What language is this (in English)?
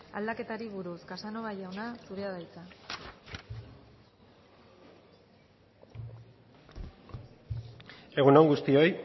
Basque